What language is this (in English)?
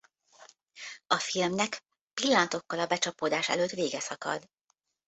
Hungarian